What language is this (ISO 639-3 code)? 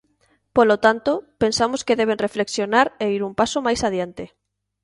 glg